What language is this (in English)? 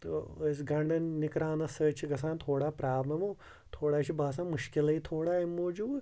Kashmiri